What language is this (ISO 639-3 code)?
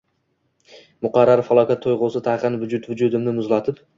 uzb